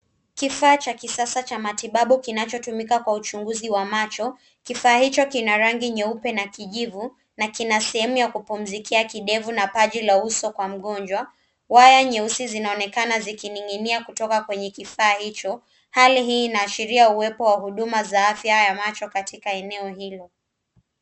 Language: Swahili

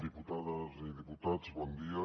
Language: Catalan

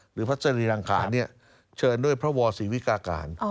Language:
Thai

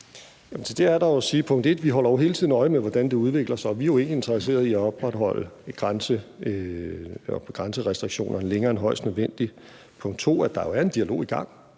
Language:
Danish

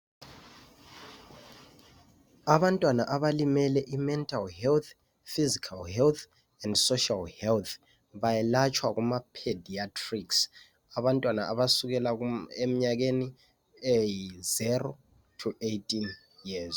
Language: North Ndebele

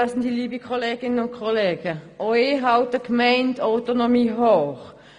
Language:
Swiss German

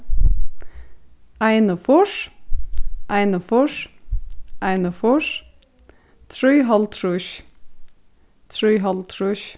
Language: Faroese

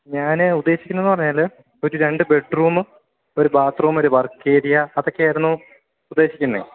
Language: Malayalam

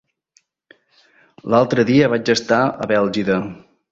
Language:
Catalan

